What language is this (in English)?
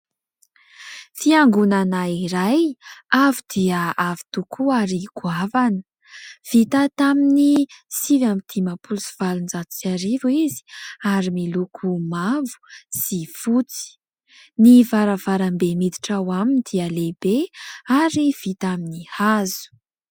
Malagasy